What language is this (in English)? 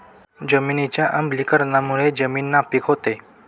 Marathi